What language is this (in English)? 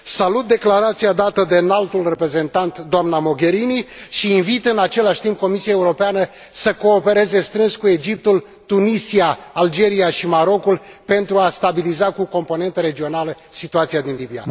Romanian